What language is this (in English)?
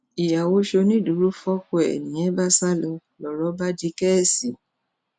Yoruba